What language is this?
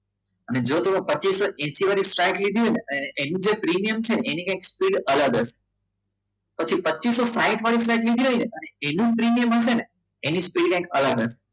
Gujarati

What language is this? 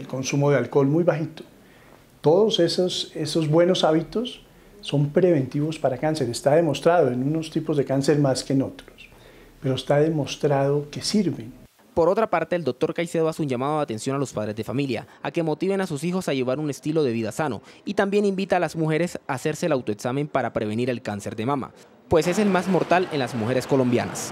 Spanish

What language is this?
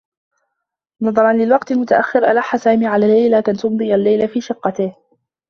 Arabic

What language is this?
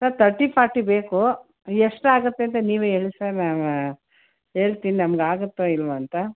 Kannada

